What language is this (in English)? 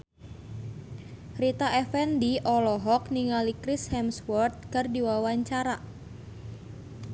Sundanese